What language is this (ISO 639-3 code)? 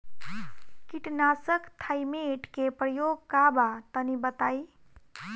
bho